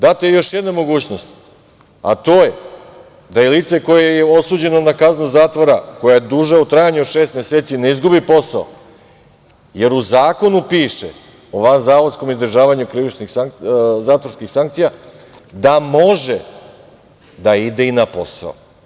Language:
Serbian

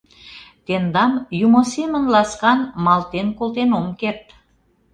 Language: Mari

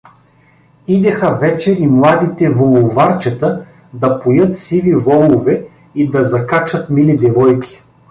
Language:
Bulgarian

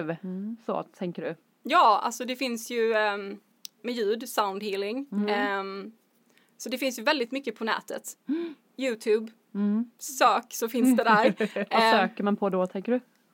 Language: Swedish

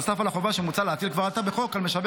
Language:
Hebrew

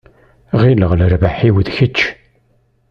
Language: Kabyle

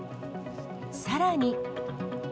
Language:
Japanese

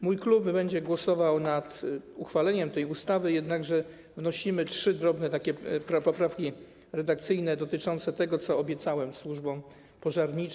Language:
Polish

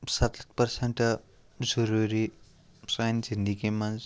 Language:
Kashmiri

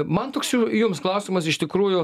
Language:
Lithuanian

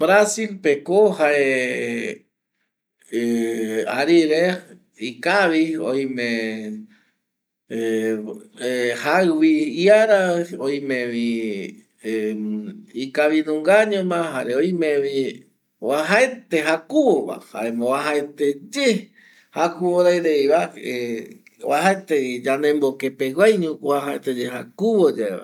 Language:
Eastern Bolivian Guaraní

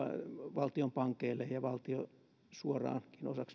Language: Finnish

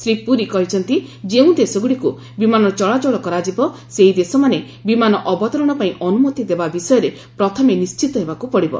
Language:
Odia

